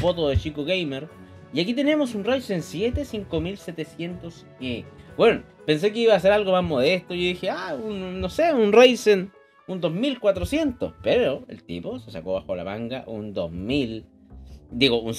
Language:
Spanish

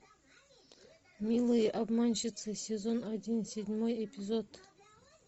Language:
Russian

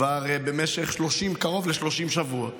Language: Hebrew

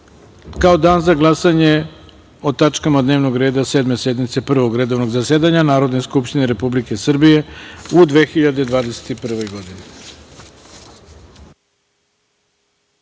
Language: Serbian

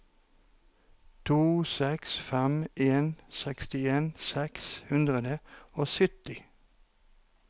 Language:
Norwegian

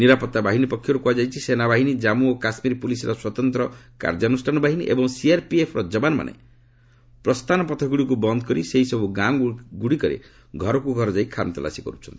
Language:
Odia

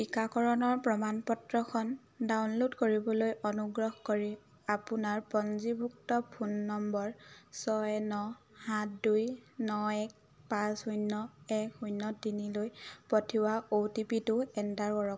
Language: Assamese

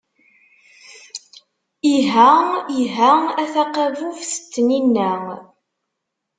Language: Kabyle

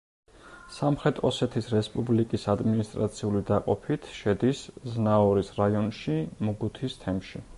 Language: Georgian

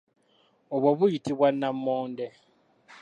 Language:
Ganda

